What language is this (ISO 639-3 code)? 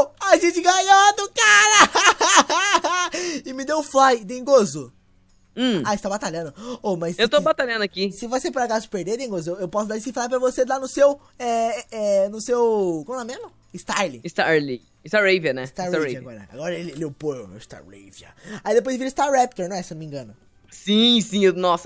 por